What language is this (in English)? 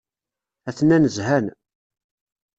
Kabyle